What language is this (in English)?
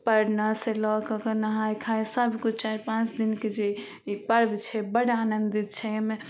Maithili